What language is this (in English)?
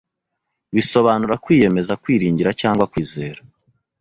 Kinyarwanda